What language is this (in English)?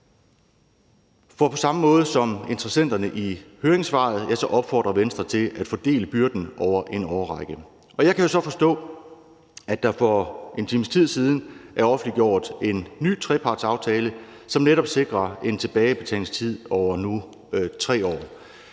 Danish